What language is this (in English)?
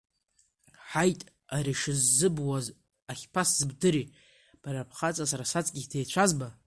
Abkhazian